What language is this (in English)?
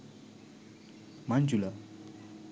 Sinhala